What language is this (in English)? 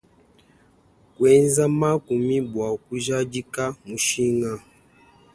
Luba-Lulua